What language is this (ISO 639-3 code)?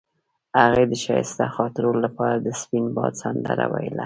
pus